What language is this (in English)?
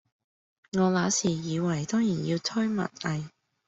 Cantonese